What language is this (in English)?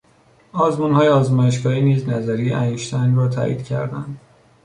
Persian